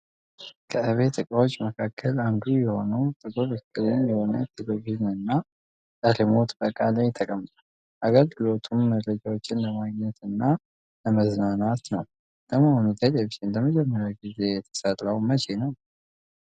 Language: Amharic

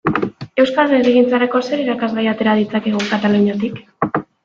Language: Basque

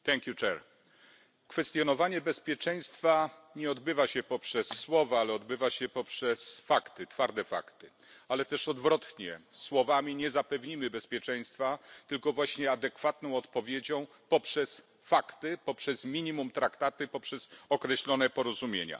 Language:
Polish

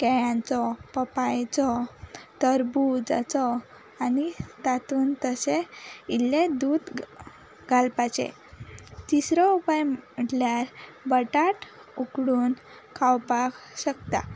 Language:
Konkani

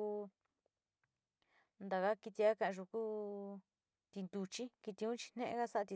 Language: Sinicahua Mixtec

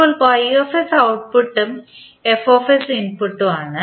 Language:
Malayalam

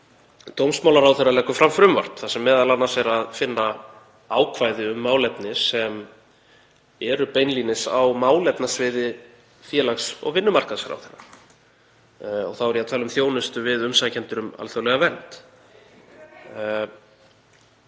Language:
Icelandic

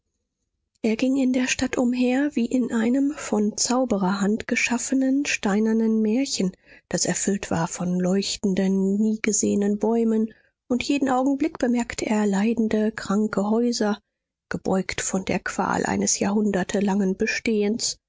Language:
German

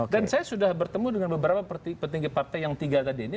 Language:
Indonesian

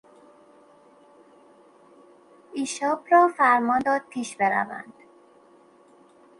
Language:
Persian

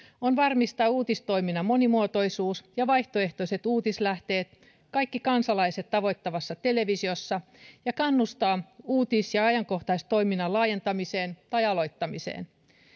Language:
Finnish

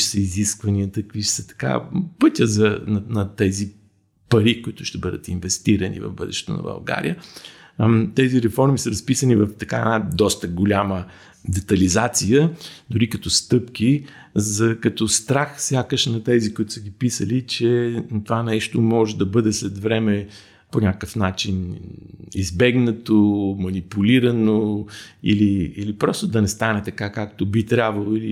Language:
Bulgarian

